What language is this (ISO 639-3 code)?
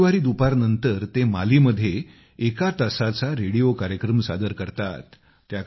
mar